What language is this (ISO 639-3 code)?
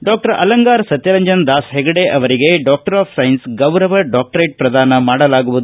kan